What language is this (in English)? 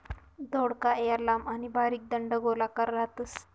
Marathi